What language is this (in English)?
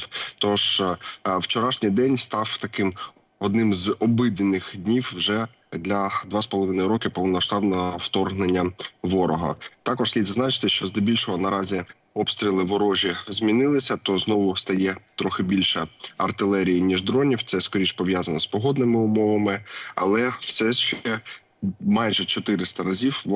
Ukrainian